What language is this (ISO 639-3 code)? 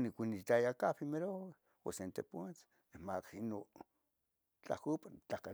nhg